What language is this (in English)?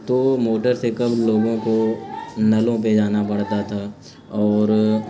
Urdu